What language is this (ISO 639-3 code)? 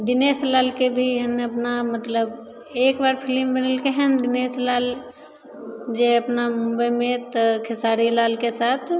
mai